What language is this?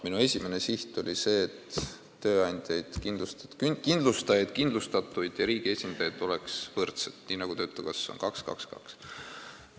Estonian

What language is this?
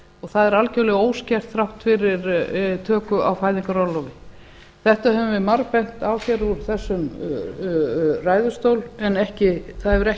Icelandic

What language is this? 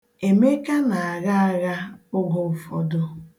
Igbo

